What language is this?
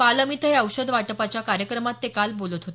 Marathi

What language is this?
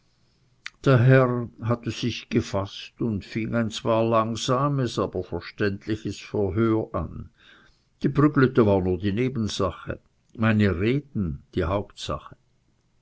German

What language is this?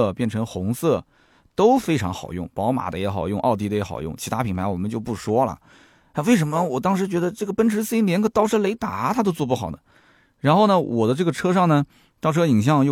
Chinese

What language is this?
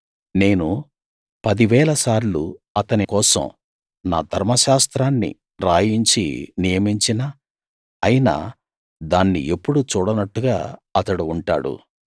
Telugu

